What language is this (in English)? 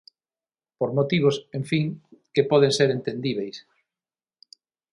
Galician